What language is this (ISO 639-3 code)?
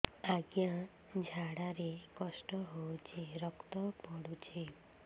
ori